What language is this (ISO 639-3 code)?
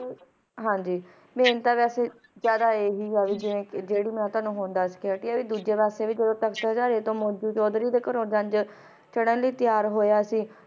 pan